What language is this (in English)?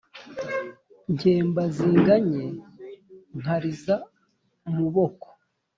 Kinyarwanda